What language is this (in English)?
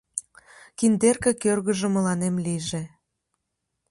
Mari